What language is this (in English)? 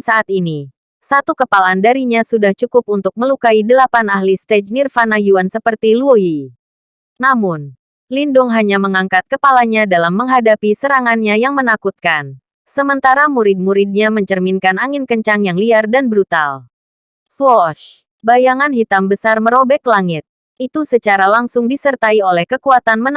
Indonesian